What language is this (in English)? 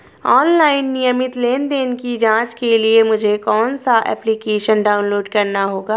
Hindi